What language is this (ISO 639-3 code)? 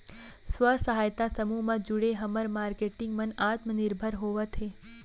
hne